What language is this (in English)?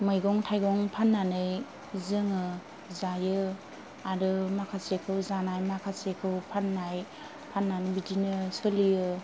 Bodo